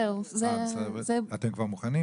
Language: Hebrew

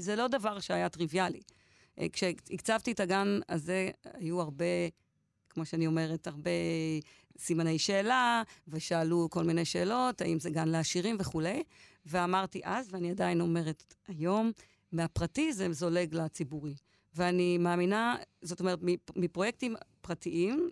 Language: Hebrew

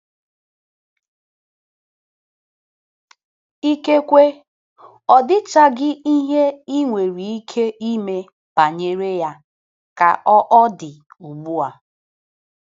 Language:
Igbo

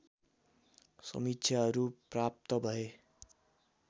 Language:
Nepali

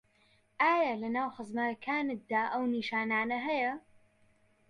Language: Central Kurdish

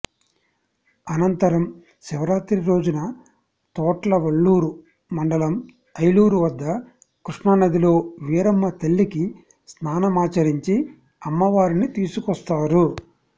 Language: Telugu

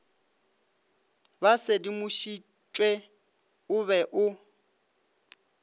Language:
Northern Sotho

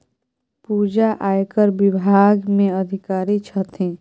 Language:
Maithili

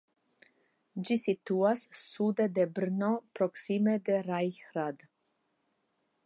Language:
Esperanto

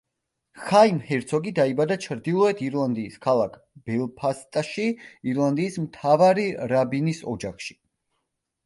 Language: Georgian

